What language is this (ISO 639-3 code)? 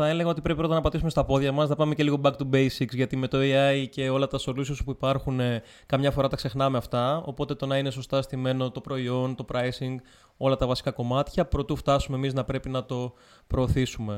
ell